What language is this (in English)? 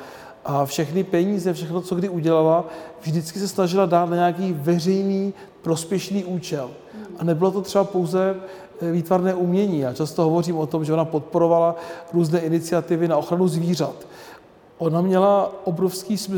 Czech